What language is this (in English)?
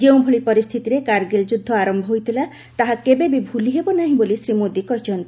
Odia